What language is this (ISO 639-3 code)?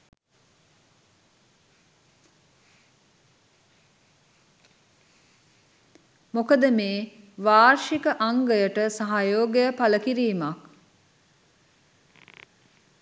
sin